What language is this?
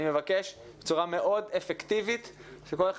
Hebrew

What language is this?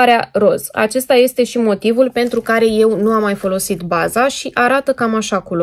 Romanian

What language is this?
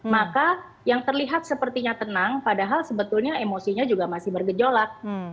Indonesian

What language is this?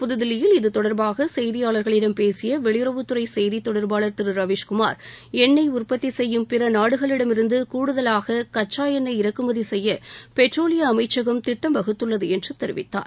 Tamil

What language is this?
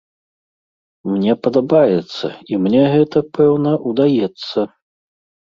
Belarusian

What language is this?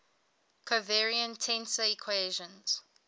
English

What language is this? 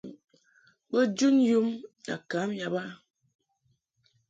Mungaka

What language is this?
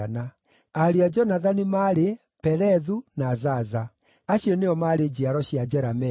Kikuyu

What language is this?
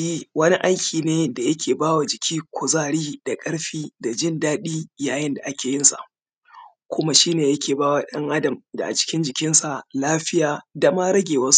Hausa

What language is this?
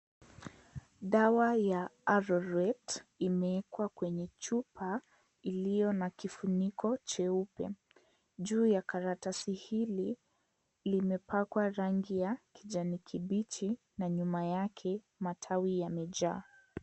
Swahili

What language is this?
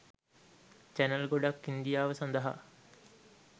Sinhala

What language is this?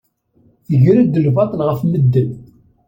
Kabyle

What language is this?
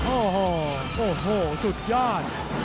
Thai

